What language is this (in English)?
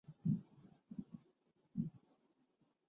Urdu